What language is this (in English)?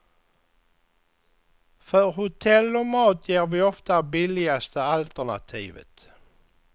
Swedish